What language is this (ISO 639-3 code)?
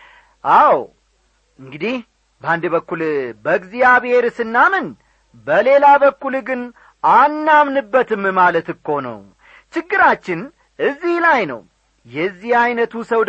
amh